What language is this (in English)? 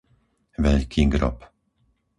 Slovak